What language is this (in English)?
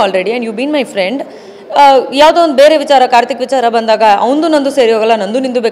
Kannada